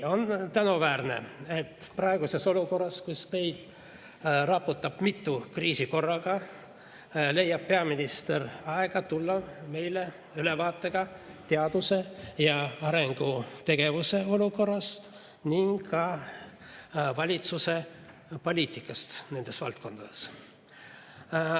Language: Estonian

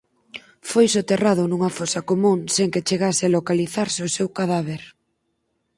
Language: Galician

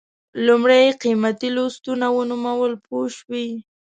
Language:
Pashto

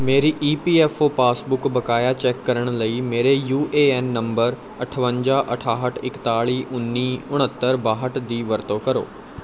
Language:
Punjabi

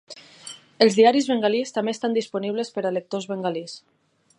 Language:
Catalan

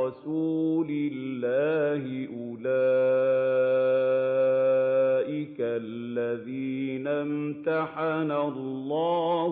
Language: Arabic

